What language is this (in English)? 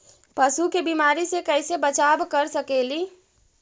Magahi